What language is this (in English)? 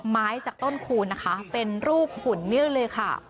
Thai